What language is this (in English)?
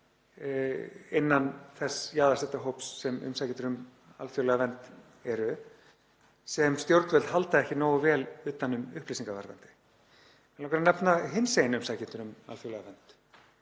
Icelandic